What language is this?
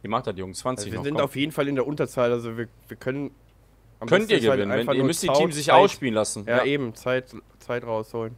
German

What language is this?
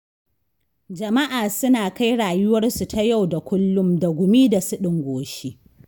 Hausa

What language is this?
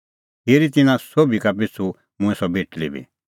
Kullu Pahari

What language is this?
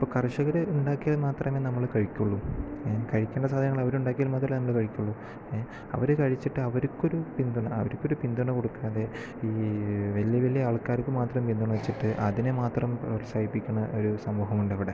Malayalam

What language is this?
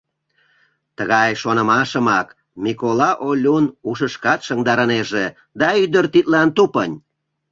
Mari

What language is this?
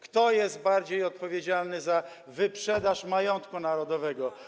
Polish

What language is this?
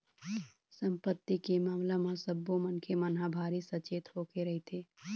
Chhattisgarhi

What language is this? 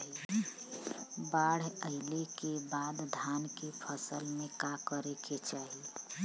Bhojpuri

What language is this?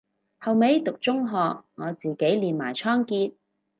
Cantonese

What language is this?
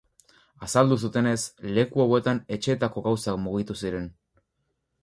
Basque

